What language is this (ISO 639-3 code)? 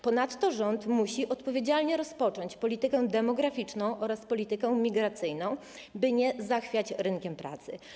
pol